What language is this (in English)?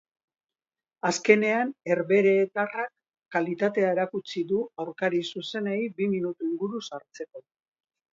Basque